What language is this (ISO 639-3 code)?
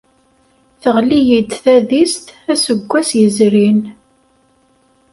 kab